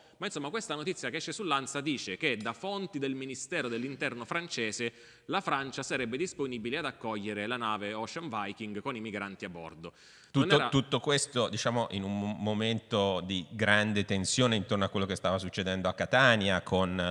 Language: Italian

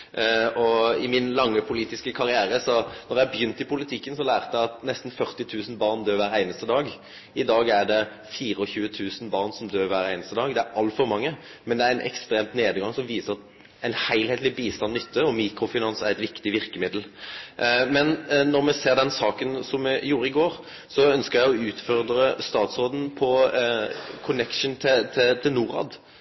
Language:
Norwegian Nynorsk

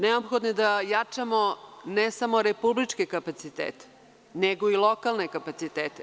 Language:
Serbian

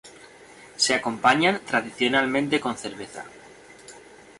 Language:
Spanish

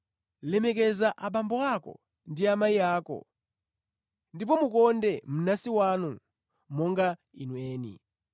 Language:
Nyanja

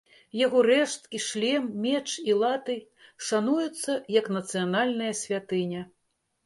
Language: Belarusian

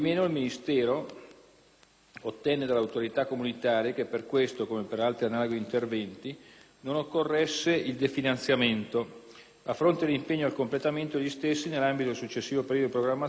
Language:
Italian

